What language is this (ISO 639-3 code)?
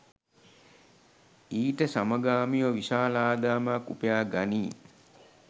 sin